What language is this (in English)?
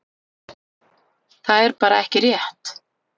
Icelandic